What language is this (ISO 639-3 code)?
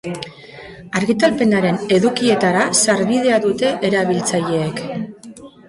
eus